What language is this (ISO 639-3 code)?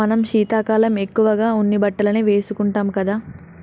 tel